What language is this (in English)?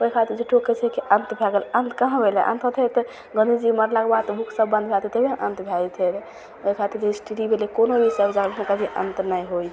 Maithili